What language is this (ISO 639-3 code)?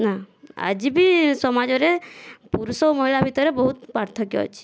ori